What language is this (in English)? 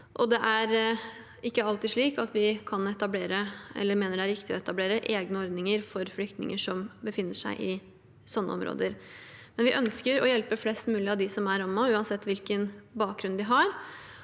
Norwegian